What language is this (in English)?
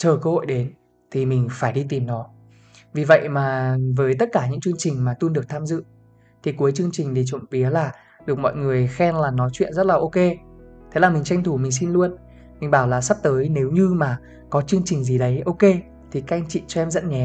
Vietnamese